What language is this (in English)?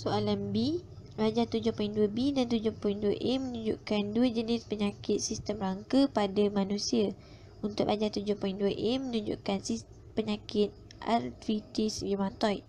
Malay